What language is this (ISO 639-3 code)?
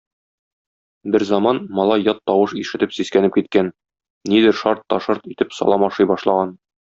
tat